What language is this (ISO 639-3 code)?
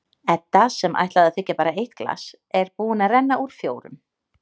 isl